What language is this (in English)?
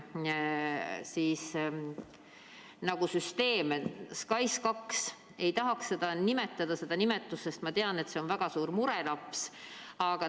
Estonian